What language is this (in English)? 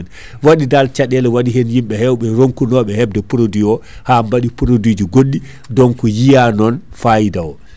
Fula